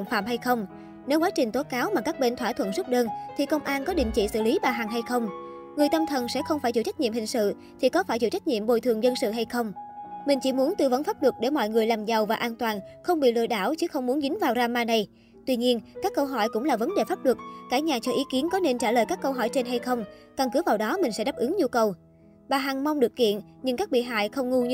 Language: Vietnamese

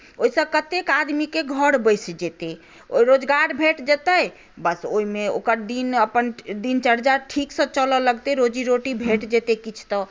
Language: Maithili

